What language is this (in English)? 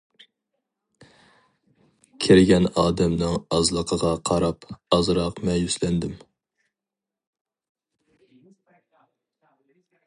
Uyghur